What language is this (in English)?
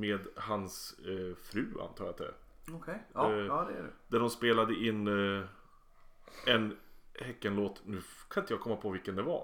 Swedish